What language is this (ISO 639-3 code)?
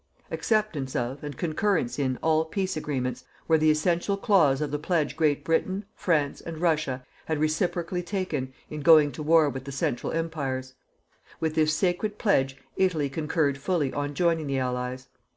eng